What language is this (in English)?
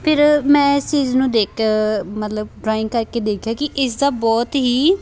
Punjabi